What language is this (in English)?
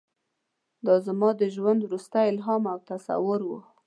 Pashto